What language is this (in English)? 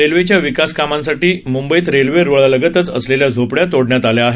Marathi